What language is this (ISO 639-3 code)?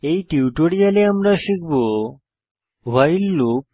ben